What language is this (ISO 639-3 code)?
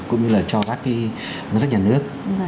vie